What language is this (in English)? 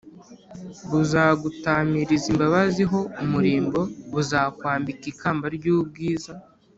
Kinyarwanda